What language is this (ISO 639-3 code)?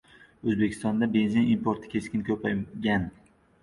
uzb